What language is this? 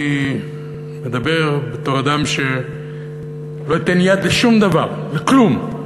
Hebrew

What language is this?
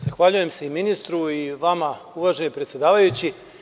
Serbian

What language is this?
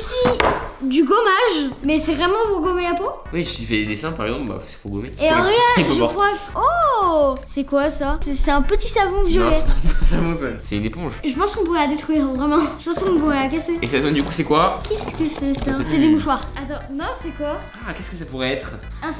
French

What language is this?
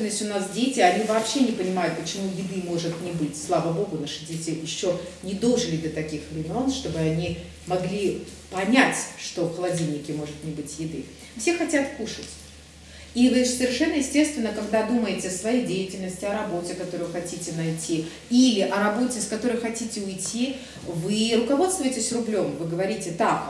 Russian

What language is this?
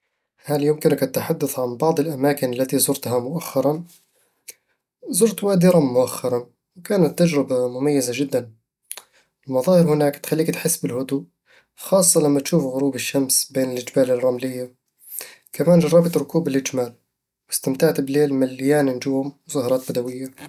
Eastern Egyptian Bedawi Arabic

